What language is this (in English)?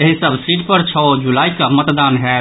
Maithili